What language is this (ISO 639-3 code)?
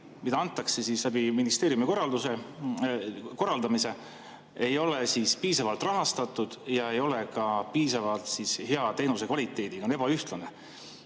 est